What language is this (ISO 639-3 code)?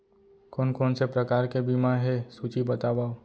hne